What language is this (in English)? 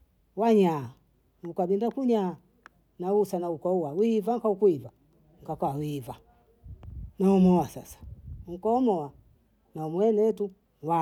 Bondei